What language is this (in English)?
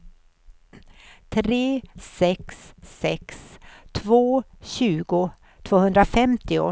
Swedish